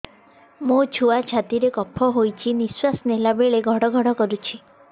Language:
Odia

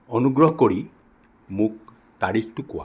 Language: Assamese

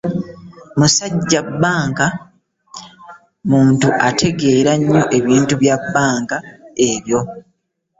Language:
Ganda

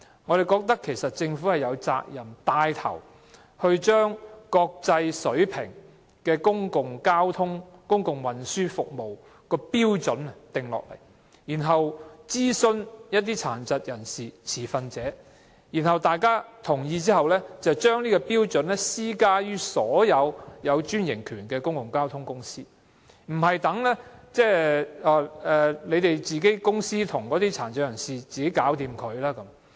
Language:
Cantonese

